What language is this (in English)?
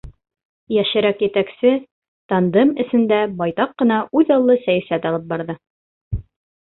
Bashkir